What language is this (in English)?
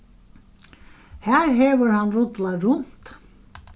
Faroese